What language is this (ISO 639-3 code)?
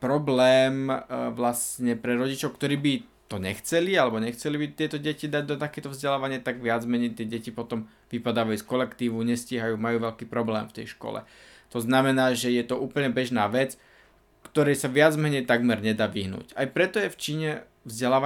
slk